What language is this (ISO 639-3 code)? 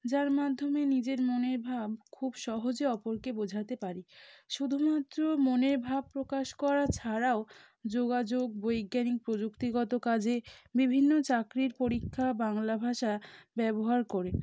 ben